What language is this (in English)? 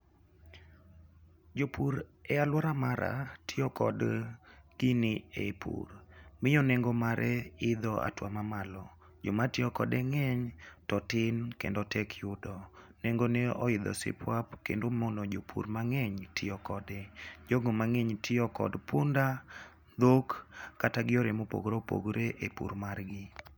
Luo (Kenya and Tanzania)